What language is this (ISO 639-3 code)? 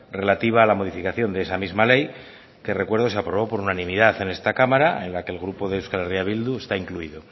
spa